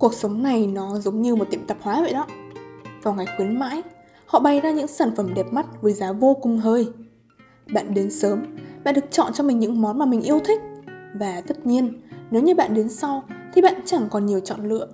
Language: Vietnamese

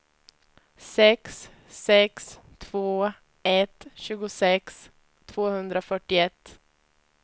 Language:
Swedish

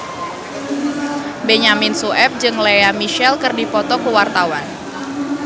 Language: Sundanese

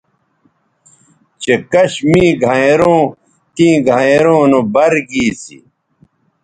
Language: Bateri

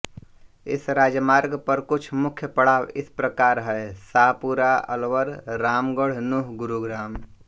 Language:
Hindi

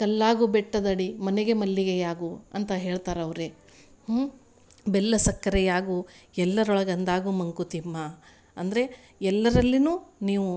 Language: Kannada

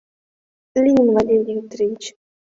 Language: Mari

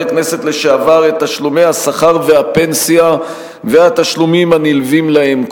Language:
Hebrew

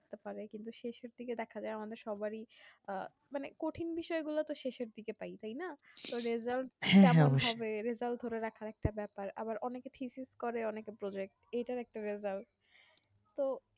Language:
Bangla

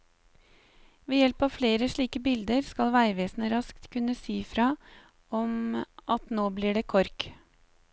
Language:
Norwegian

